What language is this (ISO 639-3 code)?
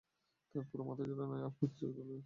ben